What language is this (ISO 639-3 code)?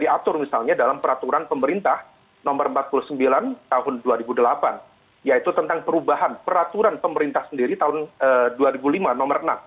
ind